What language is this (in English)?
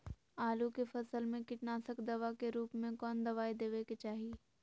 Magahi